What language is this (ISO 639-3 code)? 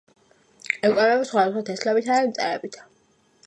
kat